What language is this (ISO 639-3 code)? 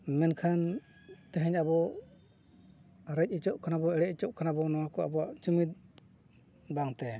sat